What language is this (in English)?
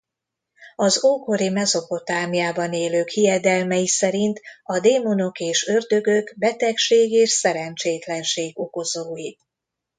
Hungarian